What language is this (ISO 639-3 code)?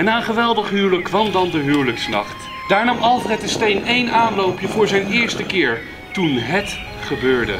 nld